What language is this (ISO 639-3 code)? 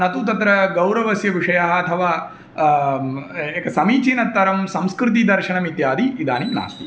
san